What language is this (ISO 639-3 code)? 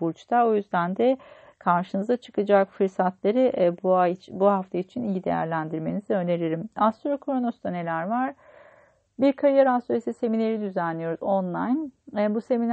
tur